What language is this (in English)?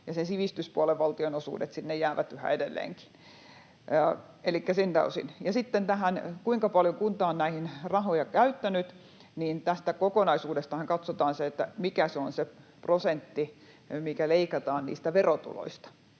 Finnish